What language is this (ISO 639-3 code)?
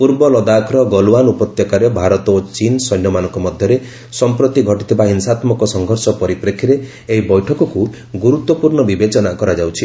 ori